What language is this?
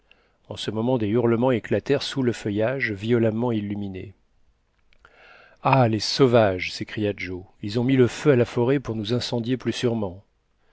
French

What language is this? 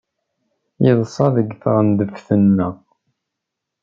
Kabyle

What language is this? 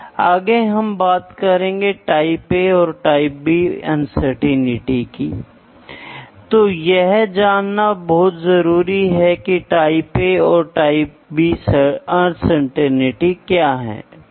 Hindi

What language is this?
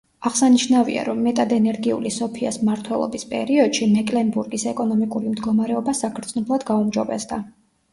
Georgian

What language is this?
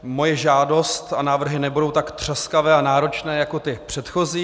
Czech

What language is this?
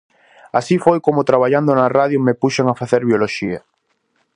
Galician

